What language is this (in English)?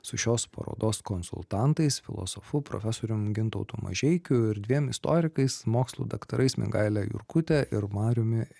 Lithuanian